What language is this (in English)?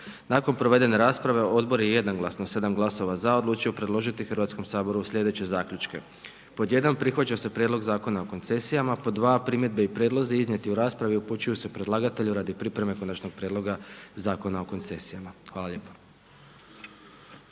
Croatian